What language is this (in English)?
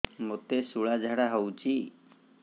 Odia